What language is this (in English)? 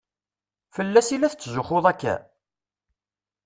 Kabyle